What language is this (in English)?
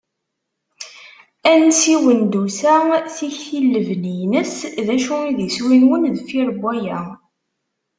Kabyle